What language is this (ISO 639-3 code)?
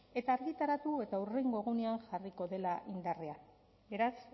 eus